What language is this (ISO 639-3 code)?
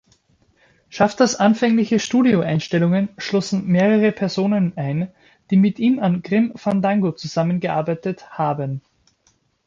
deu